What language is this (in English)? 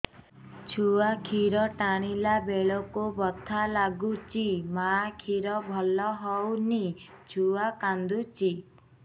Odia